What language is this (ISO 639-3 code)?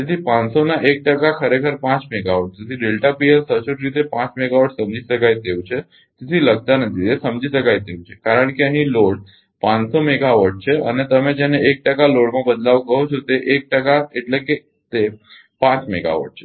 guj